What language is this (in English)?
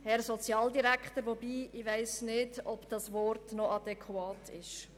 Swiss German